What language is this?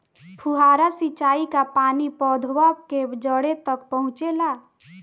Bhojpuri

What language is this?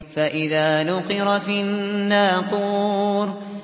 Arabic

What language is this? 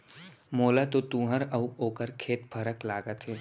Chhattisgarhi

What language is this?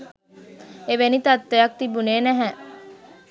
Sinhala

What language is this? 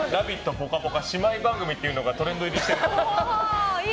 Japanese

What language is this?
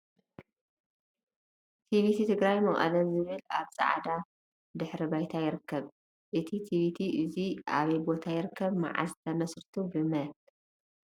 Tigrinya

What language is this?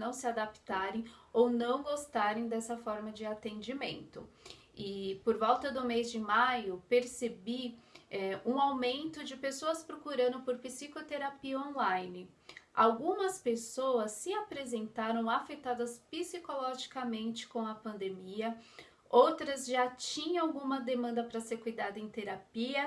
Portuguese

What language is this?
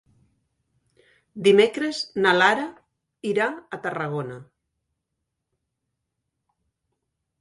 Catalan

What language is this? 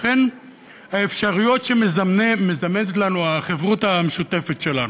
Hebrew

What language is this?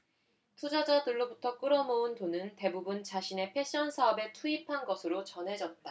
Korean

